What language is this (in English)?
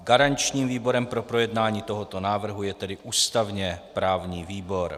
Czech